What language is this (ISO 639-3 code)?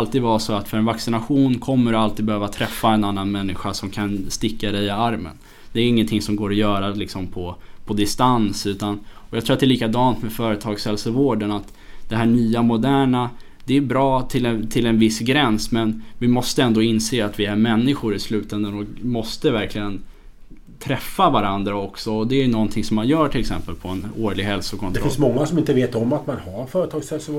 swe